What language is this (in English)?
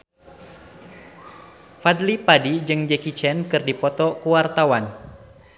Sundanese